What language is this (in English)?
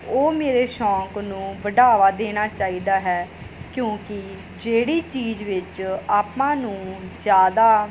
Punjabi